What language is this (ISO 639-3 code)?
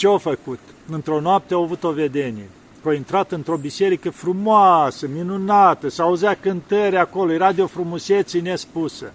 ron